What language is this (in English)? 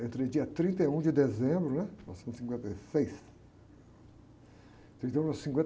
Portuguese